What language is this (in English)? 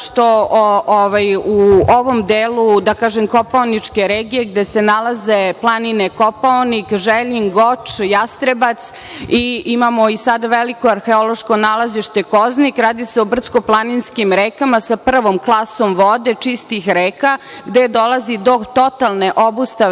Serbian